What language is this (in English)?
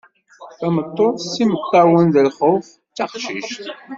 Kabyle